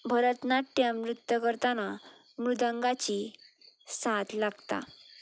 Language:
Konkani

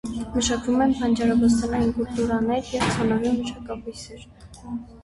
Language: Armenian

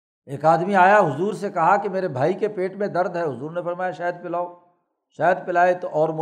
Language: Urdu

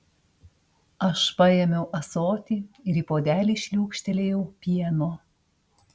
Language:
Lithuanian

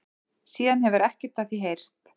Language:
Icelandic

